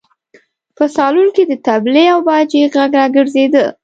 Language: Pashto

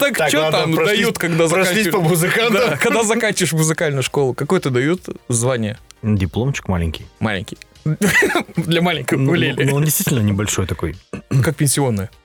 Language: Russian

